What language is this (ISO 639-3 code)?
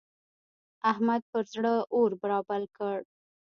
pus